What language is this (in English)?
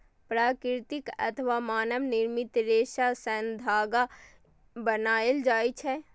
Maithili